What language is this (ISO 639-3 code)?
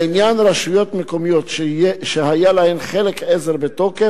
heb